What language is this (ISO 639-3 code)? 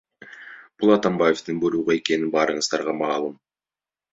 kir